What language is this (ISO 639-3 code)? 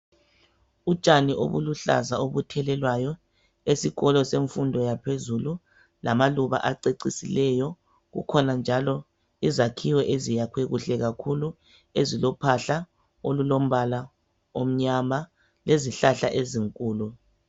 nde